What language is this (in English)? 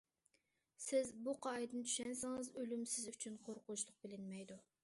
Uyghur